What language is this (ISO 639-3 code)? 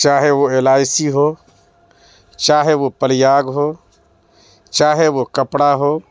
urd